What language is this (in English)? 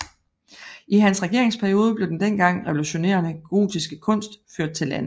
Danish